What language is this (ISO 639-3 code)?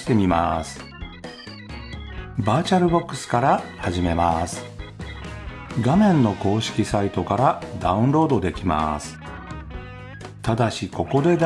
jpn